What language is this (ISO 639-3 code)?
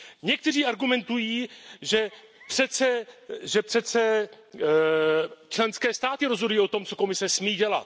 ces